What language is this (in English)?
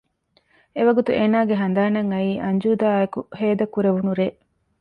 Divehi